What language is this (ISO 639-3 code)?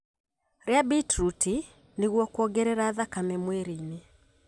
kik